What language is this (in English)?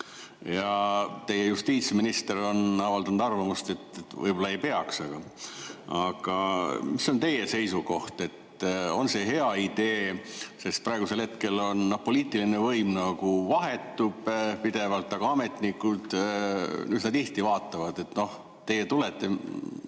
Estonian